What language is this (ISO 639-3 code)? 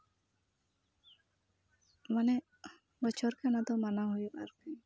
sat